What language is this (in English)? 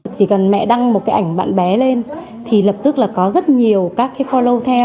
Vietnamese